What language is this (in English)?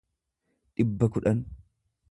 Oromo